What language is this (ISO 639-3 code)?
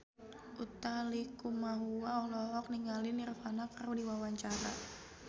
sun